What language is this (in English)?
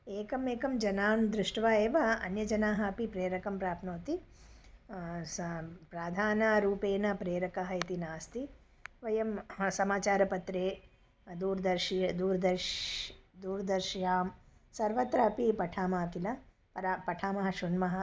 Sanskrit